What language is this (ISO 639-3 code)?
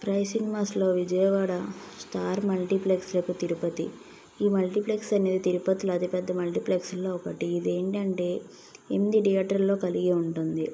tel